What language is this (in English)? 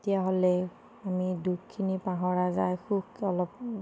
Assamese